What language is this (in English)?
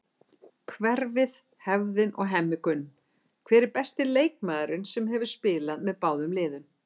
Icelandic